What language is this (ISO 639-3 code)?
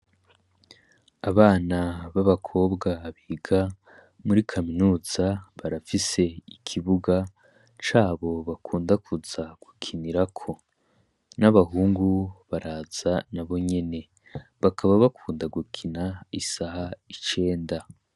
run